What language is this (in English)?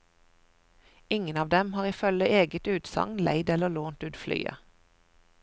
Norwegian